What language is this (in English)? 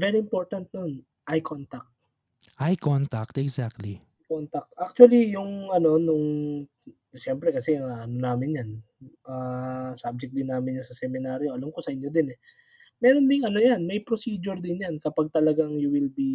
Filipino